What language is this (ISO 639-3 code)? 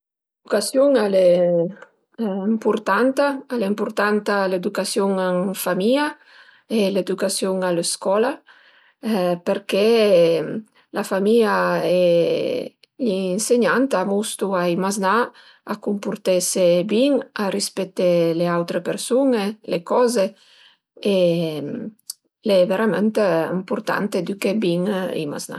pms